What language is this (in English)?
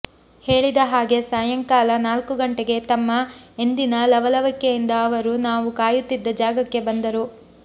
Kannada